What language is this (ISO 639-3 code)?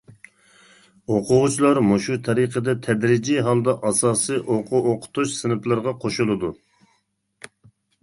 uig